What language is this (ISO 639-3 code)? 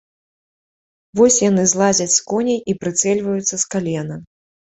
bel